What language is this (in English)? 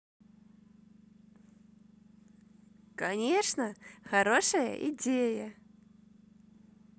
Russian